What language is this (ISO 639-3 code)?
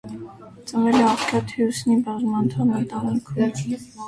hye